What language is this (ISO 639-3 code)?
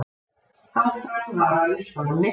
isl